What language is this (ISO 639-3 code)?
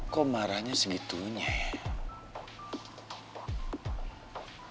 ind